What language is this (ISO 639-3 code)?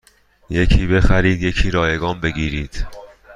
fas